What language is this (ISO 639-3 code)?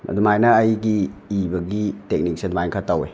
mni